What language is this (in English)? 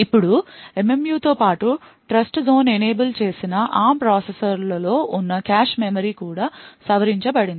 Telugu